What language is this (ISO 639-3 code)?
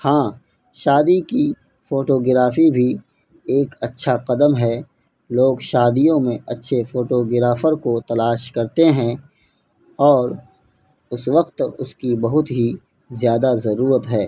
urd